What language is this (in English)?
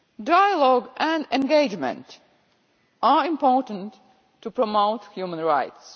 English